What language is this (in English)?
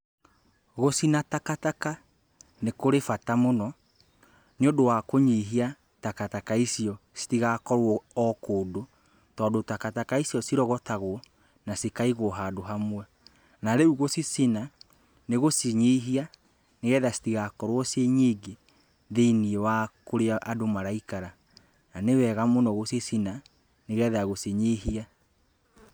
Kikuyu